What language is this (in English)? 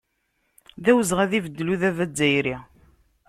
Kabyle